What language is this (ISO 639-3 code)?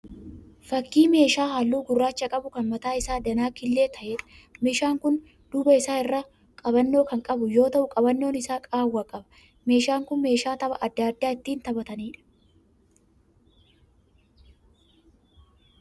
orm